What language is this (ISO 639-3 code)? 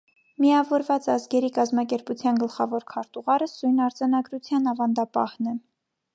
hye